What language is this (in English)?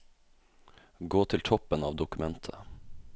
Norwegian